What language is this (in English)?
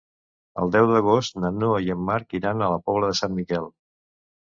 Catalan